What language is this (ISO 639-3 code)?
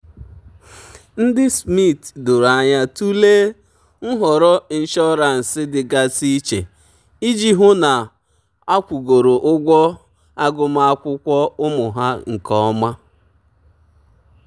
ibo